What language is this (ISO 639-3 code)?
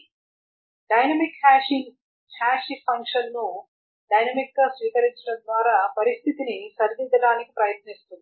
tel